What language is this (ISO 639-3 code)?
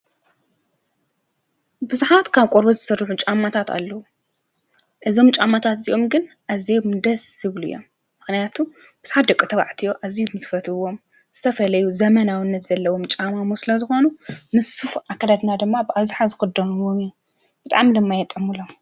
tir